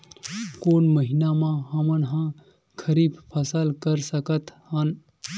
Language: Chhattisgarhi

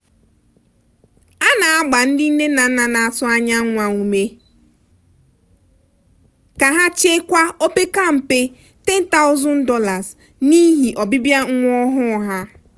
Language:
Igbo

